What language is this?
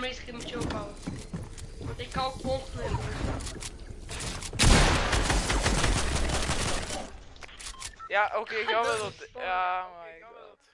Dutch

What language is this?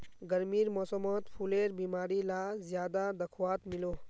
Magahi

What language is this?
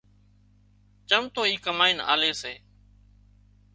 Wadiyara Koli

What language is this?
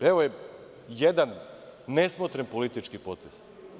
Serbian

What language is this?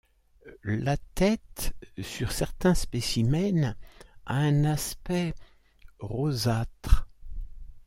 French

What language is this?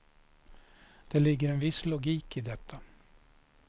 Swedish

